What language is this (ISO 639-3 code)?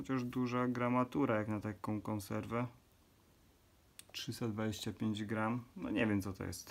pol